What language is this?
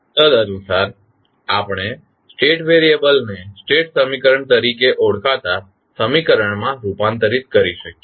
Gujarati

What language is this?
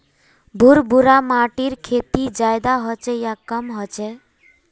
Magahi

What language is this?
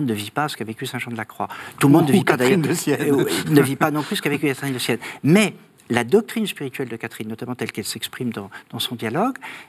French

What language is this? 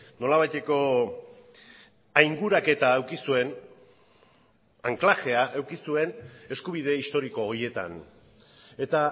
Basque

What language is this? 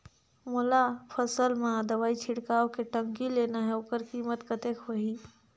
Chhattisgarhi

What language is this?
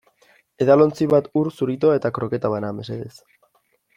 Basque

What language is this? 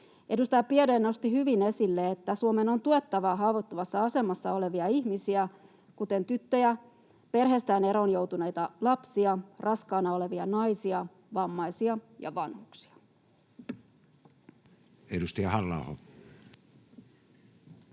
Finnish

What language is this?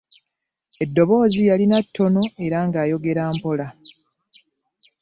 Ganda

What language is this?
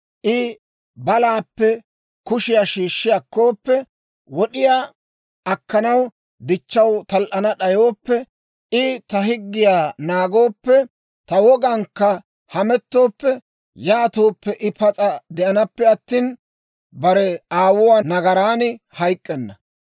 Dawro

